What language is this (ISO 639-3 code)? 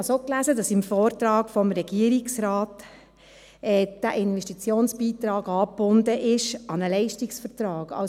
gsw